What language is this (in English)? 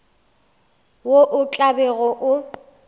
Northern Sotho